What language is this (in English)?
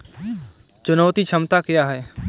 Hindi